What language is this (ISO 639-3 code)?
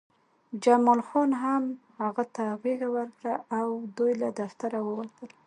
pus